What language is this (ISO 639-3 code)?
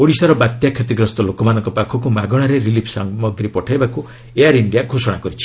ori